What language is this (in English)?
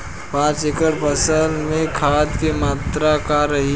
Bhojpuri